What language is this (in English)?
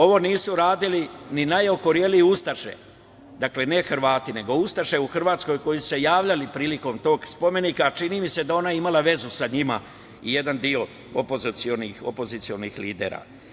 Serbian